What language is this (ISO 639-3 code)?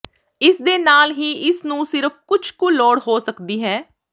pan